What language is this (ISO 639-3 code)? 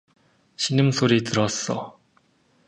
kor